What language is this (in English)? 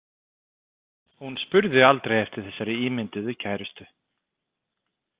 Icelandic